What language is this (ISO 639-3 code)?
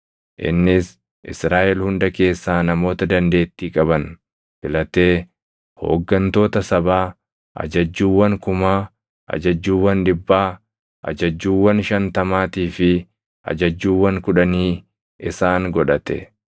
orm